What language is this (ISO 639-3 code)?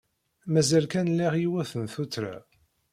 kab